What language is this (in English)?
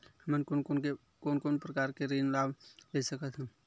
Chhattisgarhi